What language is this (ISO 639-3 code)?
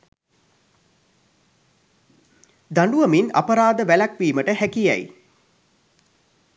sin